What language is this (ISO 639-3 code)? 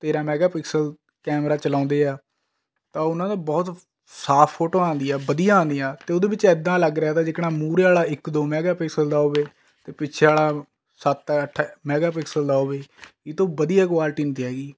pan